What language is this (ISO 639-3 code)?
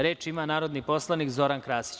srp